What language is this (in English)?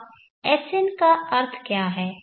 Hindi